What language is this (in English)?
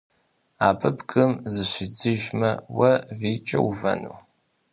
Kabardian